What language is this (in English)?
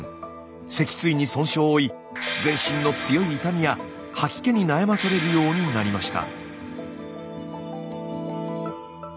Japanese